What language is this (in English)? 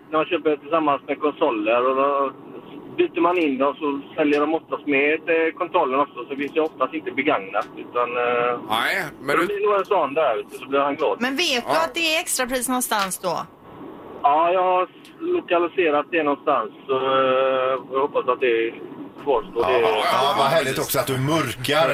Swedish